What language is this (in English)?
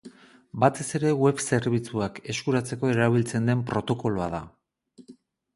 Basque